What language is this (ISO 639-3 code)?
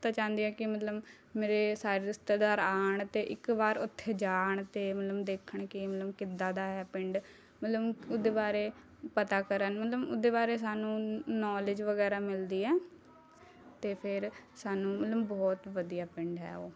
pan